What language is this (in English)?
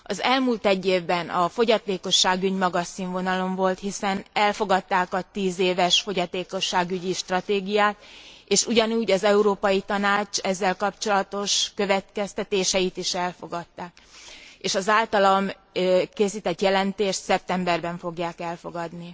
Hungarian